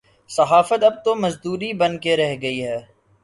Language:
Urdu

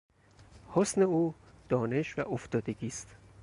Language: Persian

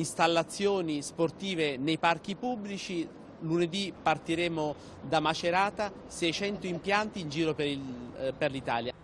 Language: Italian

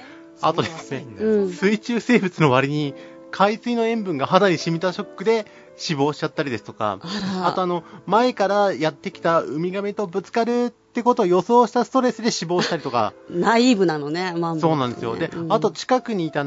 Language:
Japanese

